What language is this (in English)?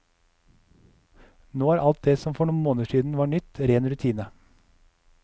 Norwegian